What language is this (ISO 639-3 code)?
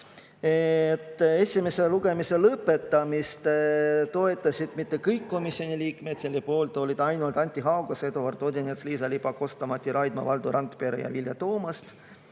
est